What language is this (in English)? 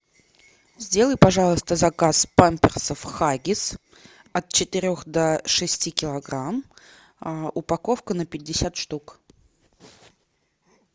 Russian